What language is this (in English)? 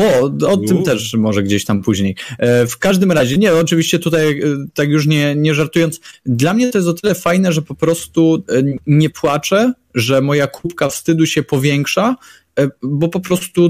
Polish